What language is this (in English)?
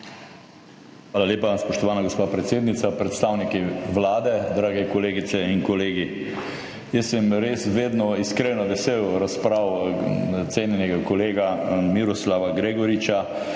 Slovenian